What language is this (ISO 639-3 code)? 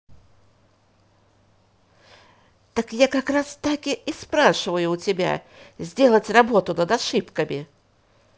rus